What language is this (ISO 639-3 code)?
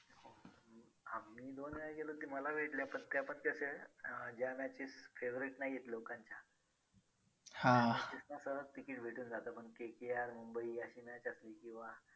mar